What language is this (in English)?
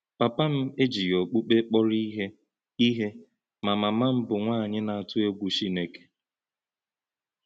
Igbo